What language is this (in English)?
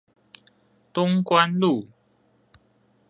Chinese